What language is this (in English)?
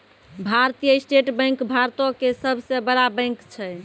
Maithili